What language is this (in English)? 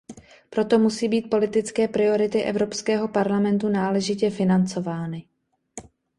Czech